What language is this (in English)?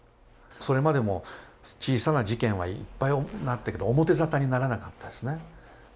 Japanese